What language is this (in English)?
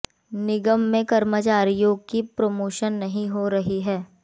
Hindi